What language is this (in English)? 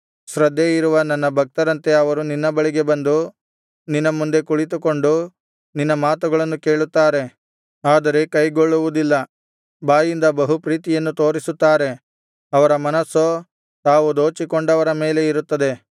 Kannada